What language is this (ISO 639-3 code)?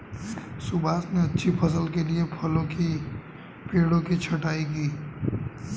hin